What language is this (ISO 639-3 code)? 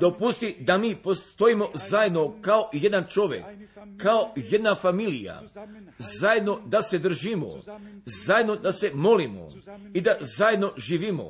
hrv